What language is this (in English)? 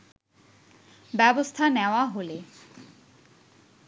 Bangla